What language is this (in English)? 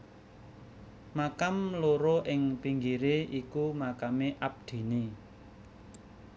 Javanese